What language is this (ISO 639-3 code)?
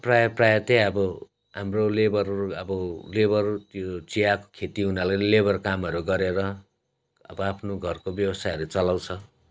nep